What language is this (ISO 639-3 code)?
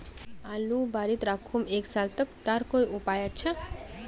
mag